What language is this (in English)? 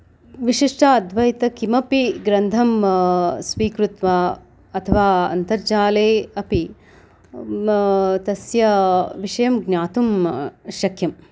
Sanskrit